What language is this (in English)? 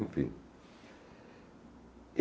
Portuguese